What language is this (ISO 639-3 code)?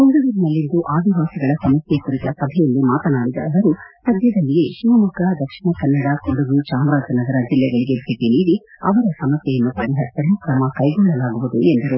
kan